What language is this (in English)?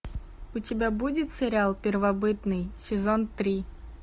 Russian